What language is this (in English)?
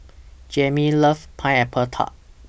English